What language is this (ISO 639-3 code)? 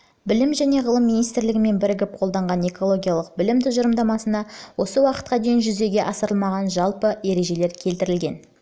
kaz